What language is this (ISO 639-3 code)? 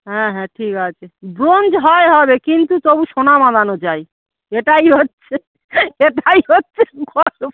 ben